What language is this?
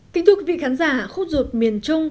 Vietnamese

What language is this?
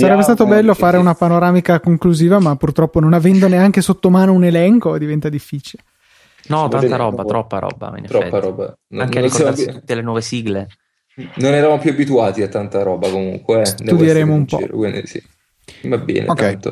Italian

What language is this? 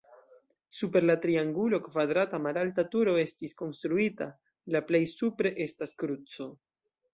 Esperanto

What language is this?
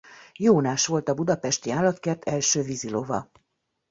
Hungarian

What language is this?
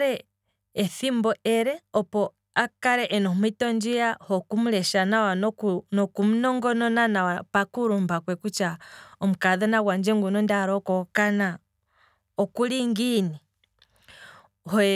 Kwambi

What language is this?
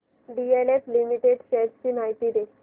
Marathi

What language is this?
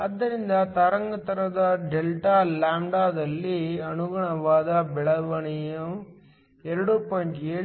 Kannada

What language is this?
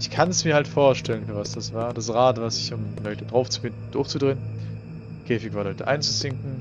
German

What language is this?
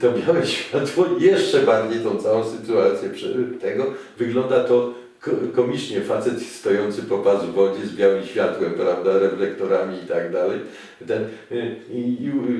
Polish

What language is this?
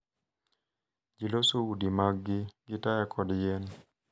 Luo (Kenya and Tanzania)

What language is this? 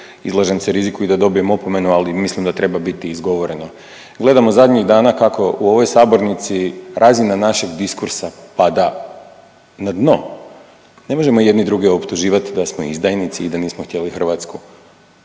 Croatian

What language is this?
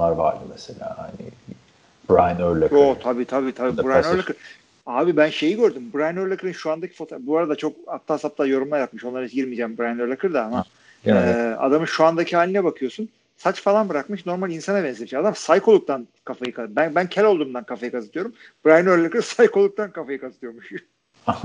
Turkish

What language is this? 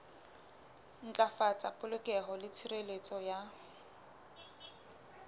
Southern Sotho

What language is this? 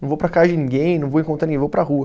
Portuguese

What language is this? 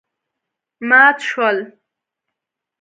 Pashto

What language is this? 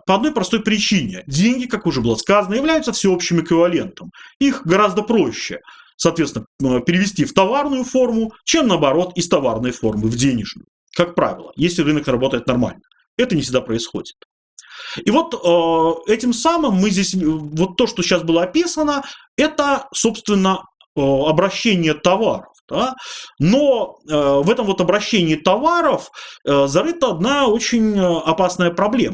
Russian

